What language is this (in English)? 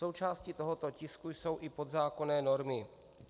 Czech